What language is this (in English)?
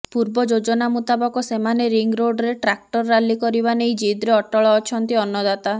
Odia